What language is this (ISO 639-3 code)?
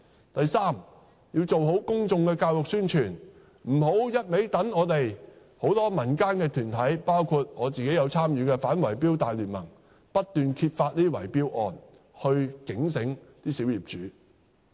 yue